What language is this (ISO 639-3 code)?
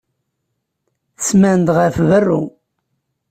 kab